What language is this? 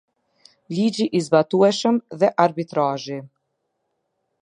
Albanian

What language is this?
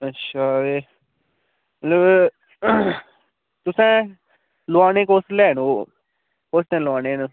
Dogri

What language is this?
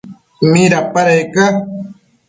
Matsés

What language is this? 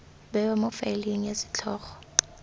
Tswana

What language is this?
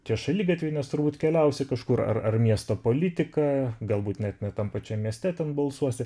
Lithuanian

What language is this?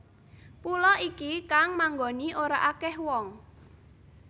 Javanese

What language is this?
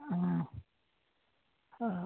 Assamese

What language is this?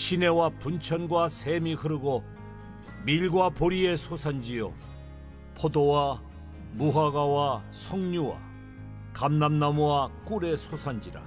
Korean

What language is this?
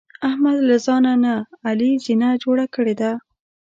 Pashto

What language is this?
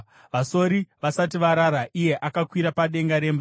Shona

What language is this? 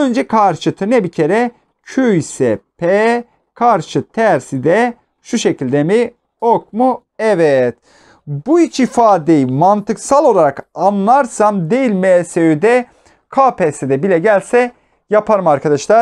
Turkish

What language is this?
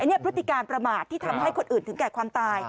Thai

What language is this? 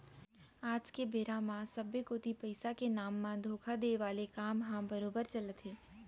Chhattisgarhi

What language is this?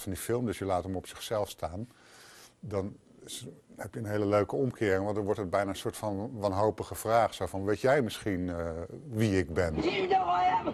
Dutch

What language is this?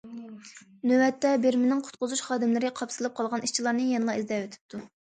Uyghur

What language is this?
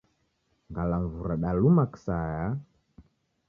Taita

